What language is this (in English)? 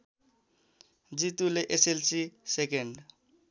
Nepali